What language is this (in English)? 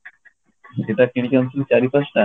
Odia